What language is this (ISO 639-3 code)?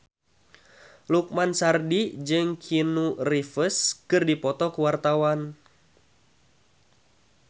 sun